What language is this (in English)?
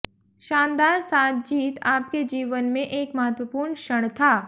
Hindi